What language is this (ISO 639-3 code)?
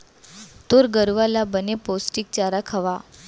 hne